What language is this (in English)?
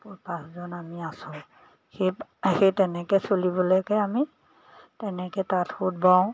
Assamese